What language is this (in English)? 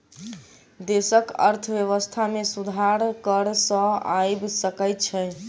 Maithili